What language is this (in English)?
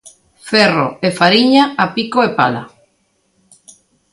Galician